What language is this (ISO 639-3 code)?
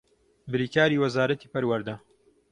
ckb